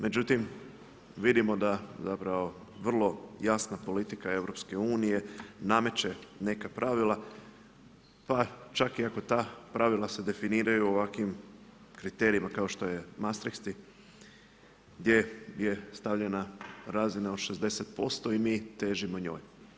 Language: Croatian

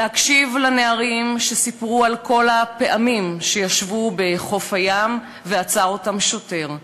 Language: Hebrew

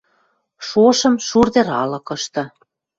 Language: Western Mari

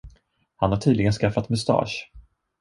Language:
Swedish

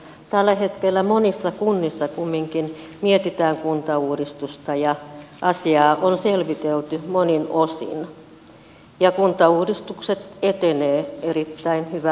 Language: Finnish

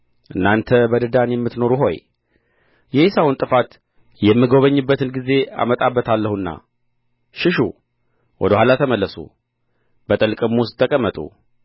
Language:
Amharic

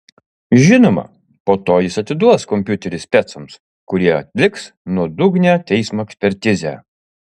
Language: Lithuanian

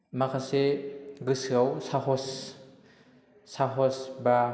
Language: Bodo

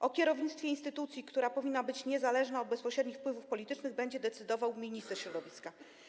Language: Polish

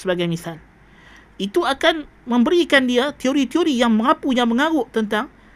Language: Malay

